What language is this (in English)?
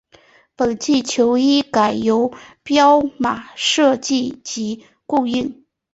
Chinese